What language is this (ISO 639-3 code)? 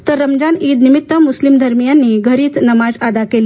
mar